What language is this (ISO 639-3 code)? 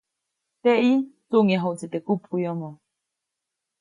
zoc